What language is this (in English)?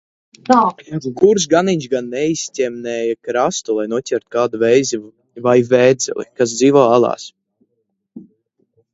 Latvian